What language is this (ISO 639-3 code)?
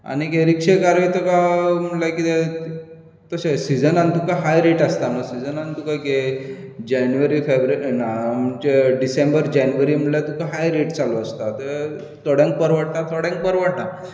kok